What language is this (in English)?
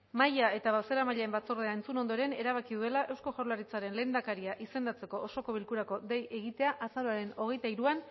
Basque